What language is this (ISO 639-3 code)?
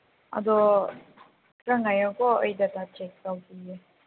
mni